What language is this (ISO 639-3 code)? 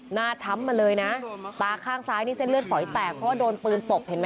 tha